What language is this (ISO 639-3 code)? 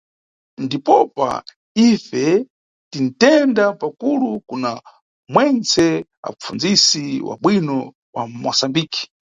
nyu